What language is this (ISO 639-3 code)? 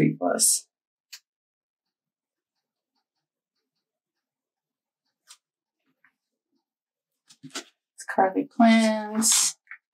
eng